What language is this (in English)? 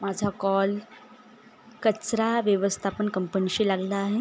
Marathi